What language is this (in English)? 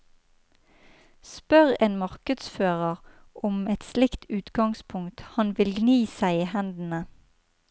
Norwegian